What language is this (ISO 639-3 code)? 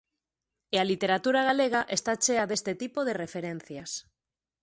glg